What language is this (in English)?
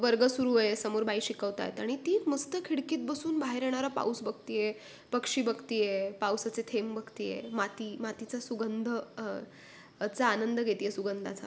Marathi